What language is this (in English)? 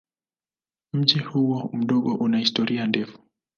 Swahili